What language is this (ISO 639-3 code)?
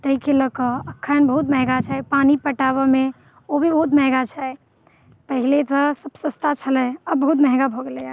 mai